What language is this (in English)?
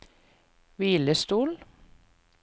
Norwegian